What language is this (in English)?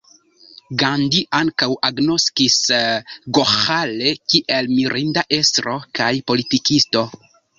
Esperanto